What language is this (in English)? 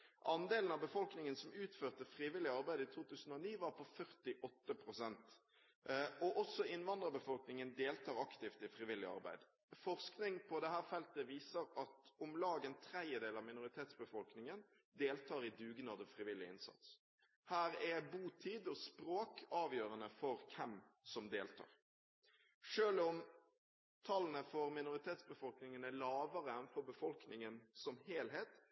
Norwegian Bokmål